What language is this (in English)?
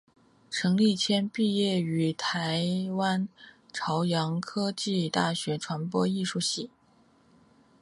Chinese